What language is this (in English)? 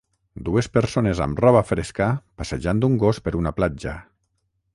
Catalan